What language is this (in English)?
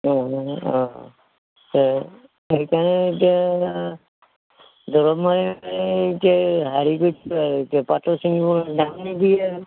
Assamese